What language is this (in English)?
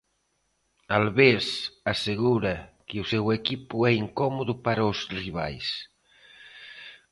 Galician